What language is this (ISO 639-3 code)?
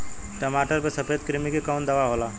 bho